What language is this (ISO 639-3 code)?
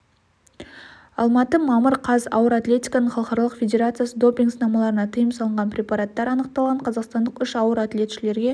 kaz